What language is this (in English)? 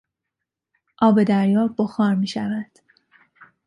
Persian